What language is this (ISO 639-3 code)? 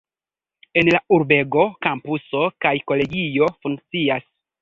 epo